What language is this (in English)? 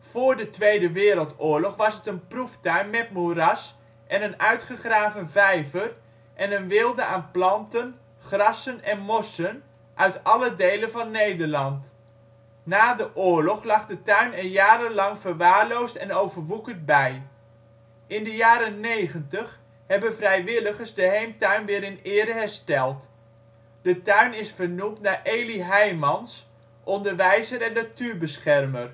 Dutch